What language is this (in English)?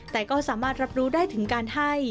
Thai